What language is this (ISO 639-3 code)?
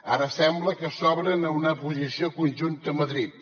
cat